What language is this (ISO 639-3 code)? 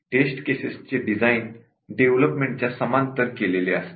mar